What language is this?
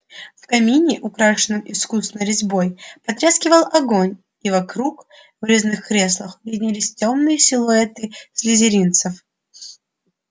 Russian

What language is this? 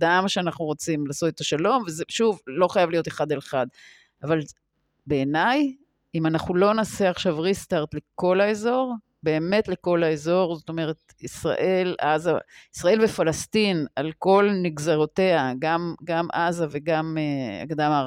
Hebrew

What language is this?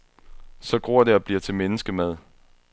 Danish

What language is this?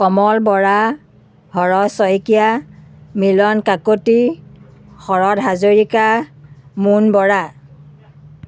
Assamese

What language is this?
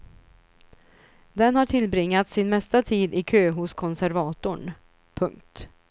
Swedish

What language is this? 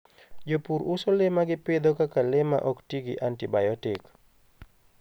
Luo (Kenya and Tanzania)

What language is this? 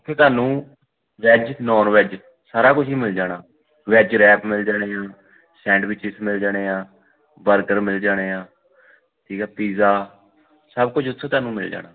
Punjabi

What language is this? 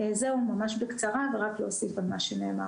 Hebrew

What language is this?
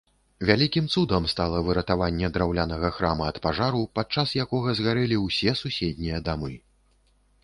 Belarusian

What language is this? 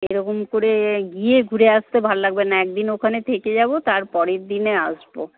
Bangla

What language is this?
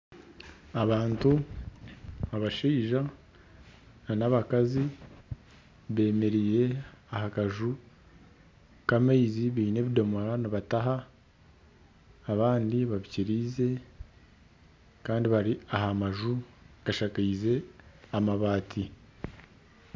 Nyankole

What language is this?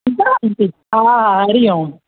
Sindhi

